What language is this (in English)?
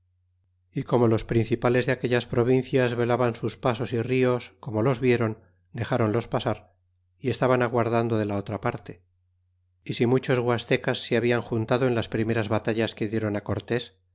Spanish